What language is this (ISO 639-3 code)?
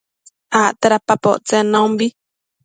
mcf